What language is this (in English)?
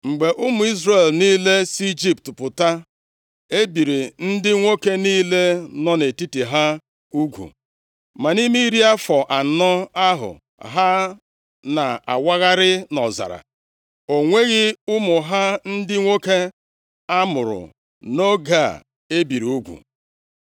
Igbo